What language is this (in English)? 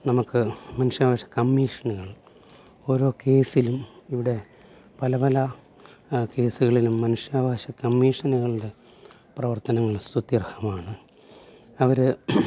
Malayalam